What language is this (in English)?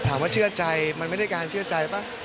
Thai